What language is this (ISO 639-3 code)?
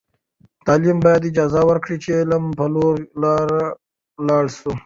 pus